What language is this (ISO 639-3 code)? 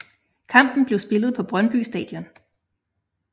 dan